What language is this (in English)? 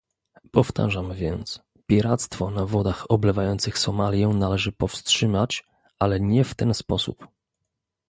Polish